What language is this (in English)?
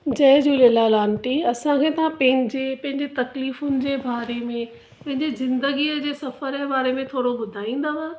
Sindhi